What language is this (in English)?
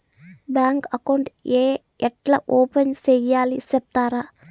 Telugu